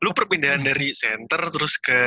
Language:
Indonesian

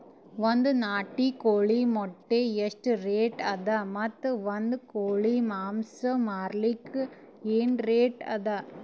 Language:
Kannada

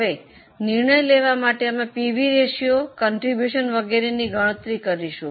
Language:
Gujarati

